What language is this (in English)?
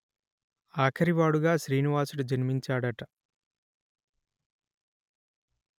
Telugu